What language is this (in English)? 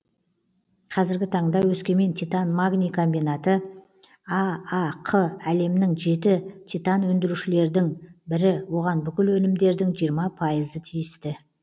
Kazakh